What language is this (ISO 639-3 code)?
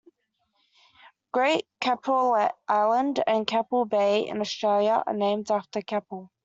eng